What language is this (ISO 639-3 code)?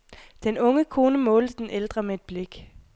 dan